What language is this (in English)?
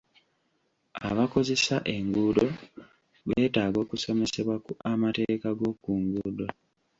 Ganda